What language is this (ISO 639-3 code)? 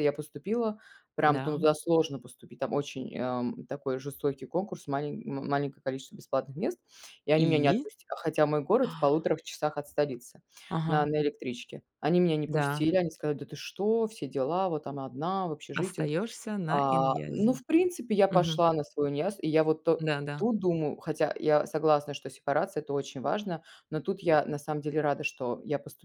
rus